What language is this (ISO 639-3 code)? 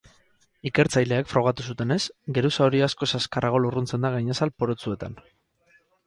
eus